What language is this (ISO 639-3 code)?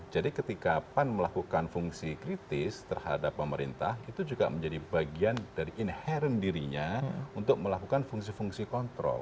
ind